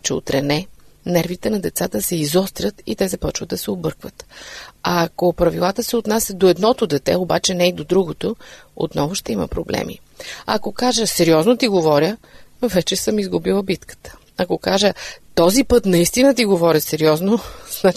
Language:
Bulgarian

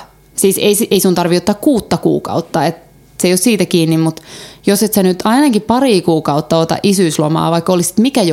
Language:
Finnish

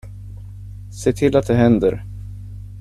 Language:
Swedish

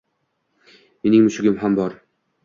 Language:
Uzbek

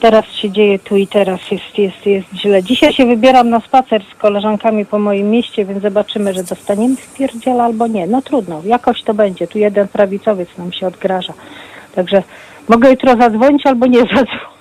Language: Polish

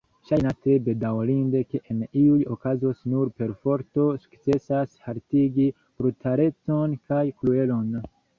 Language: Esperanto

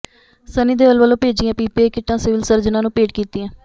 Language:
Punjabi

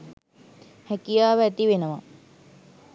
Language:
Sinhala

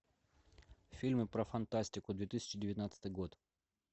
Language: Russian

